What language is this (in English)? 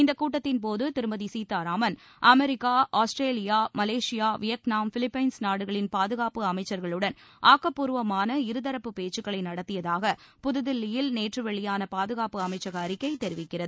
Tamil